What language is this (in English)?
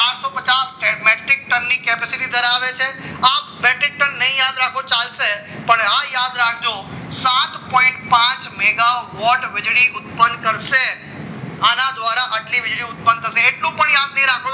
Gujarati